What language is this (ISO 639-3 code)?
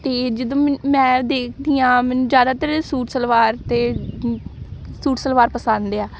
pan